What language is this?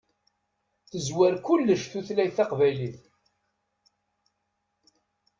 Kabyle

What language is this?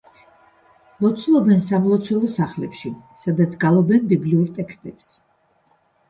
Georgian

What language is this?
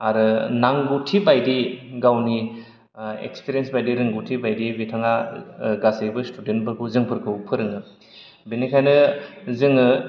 Bodo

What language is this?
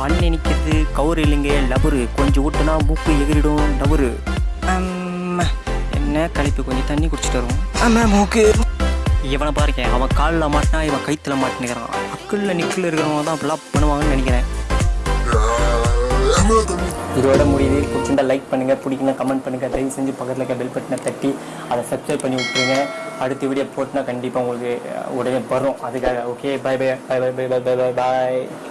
Tamil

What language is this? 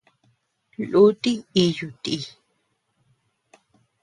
Tepeuxila Cuicatec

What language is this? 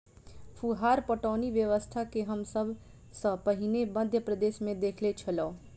Maithili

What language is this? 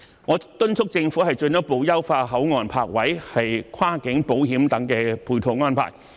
Cantonese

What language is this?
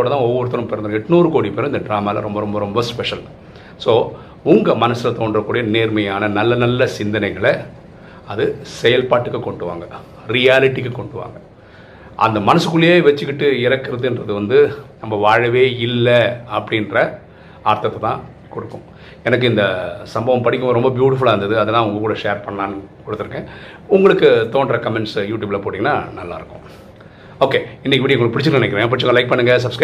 Tamil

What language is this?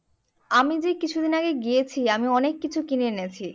Bangla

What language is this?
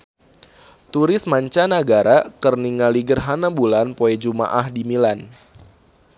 Sundanese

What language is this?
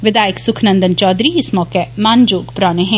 Dogri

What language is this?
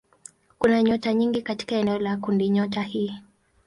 Swahili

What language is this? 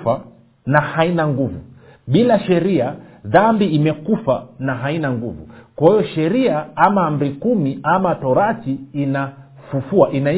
Swahili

